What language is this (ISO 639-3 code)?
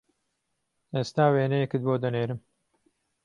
ckb